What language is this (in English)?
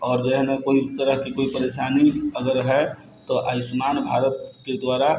Maithili